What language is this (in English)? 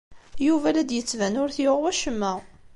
Kabyle